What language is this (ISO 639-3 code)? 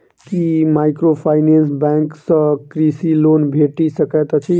mai